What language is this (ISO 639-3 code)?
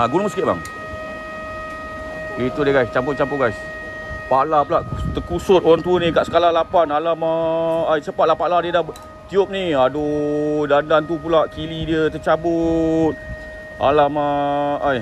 msa